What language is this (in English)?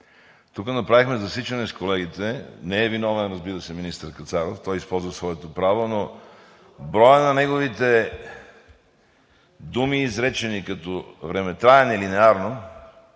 Bulgarian